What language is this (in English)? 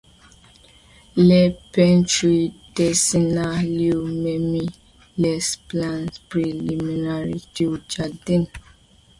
French